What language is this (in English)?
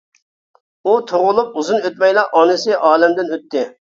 Uyghur